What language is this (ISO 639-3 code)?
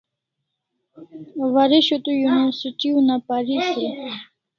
kls